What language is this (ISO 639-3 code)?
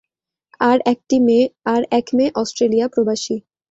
ben